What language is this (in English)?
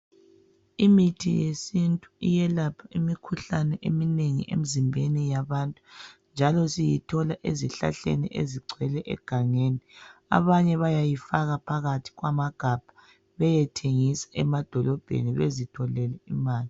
North Ndebele